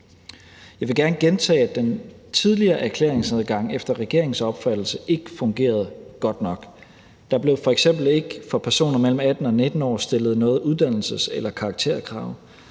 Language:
Danish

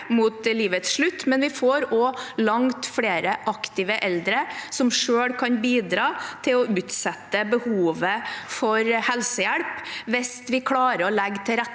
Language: Norwegian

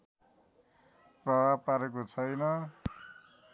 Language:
Nepali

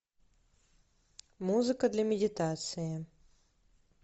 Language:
Russian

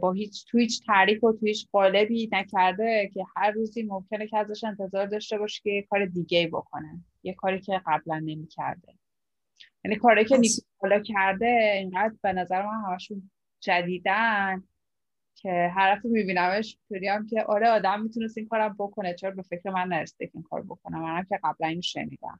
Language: Persian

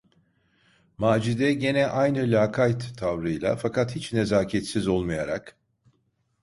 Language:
Turkish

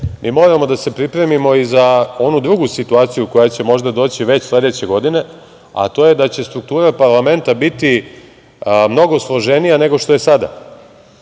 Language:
Serbian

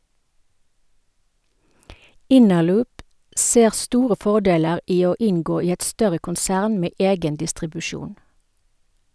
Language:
Norwegian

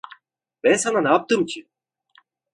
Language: Turkish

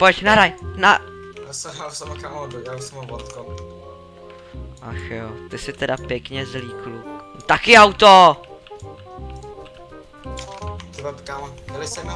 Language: Czech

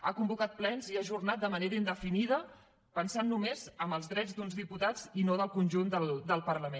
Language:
Catalan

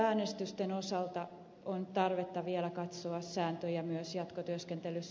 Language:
Finnish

